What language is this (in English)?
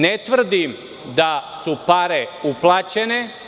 Serbian